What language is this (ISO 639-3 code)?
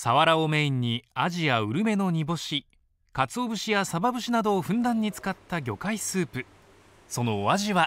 jpn